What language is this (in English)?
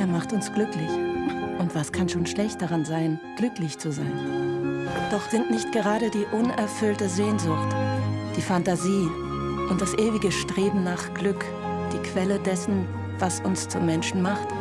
German